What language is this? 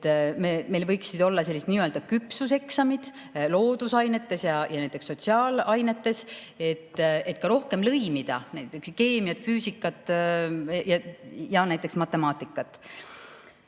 Estonian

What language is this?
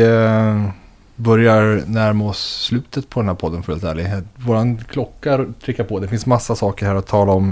Swedish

